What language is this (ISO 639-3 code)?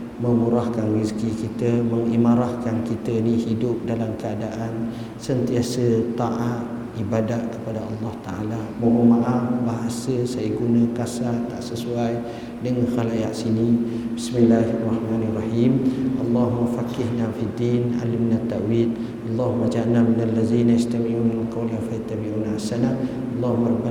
msa